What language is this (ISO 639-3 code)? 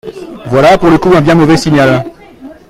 fra